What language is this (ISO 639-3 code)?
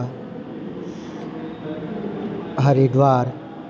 guj